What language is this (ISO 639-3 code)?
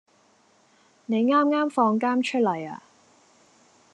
yue